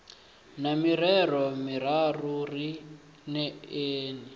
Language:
Venda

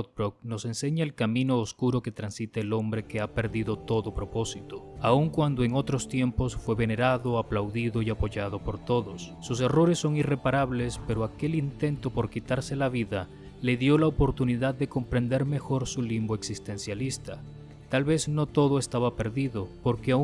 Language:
Spanish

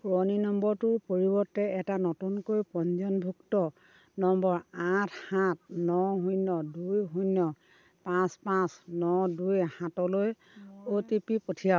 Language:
Assamese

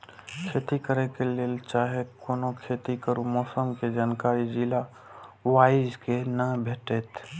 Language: Maithili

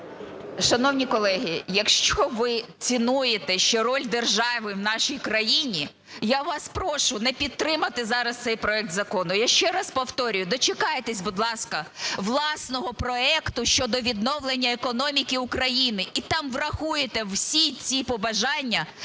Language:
Ukrainian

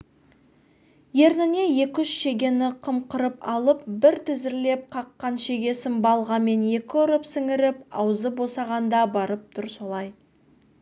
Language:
Kazakh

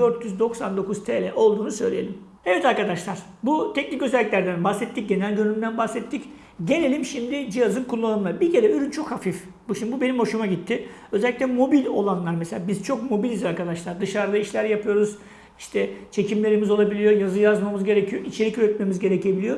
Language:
Turkish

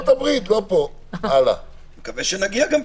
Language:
Hebrew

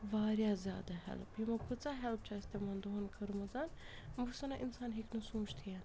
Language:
Kashmiri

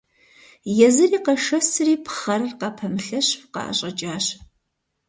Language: Kabardian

